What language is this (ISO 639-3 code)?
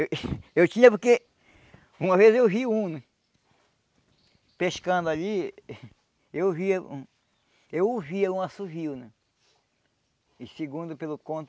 por